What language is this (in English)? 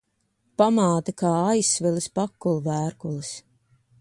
Latvian